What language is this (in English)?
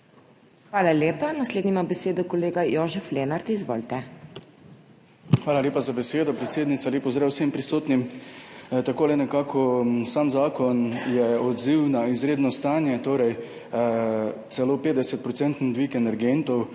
Slovenian